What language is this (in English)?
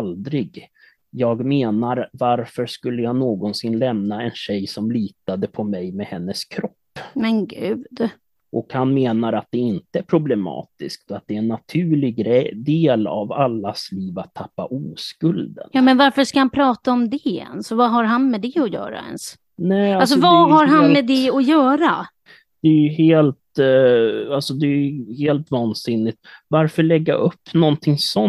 Swedish